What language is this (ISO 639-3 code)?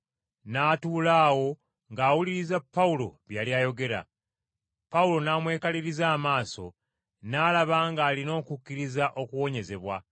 lug